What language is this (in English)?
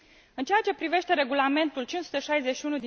Romanian